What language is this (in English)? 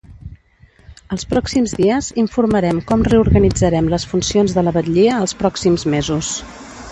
Catalan